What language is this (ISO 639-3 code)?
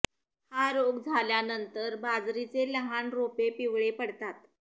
mar